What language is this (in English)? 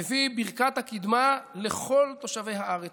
Hebrew